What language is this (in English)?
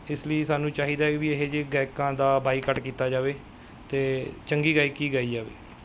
Punjabi